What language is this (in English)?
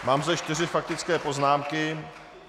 Czech